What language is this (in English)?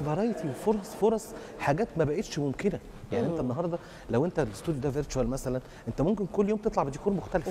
Arabic